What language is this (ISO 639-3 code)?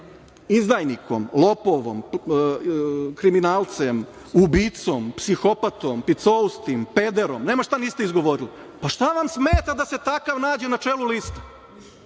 srp